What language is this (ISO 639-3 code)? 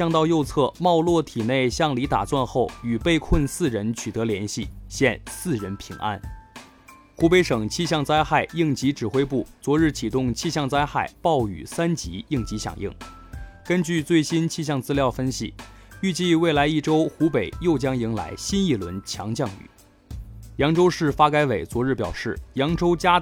zho